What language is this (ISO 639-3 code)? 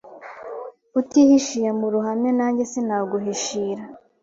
kin